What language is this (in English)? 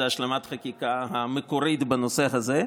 Hebrew